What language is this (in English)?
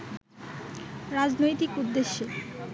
Bangla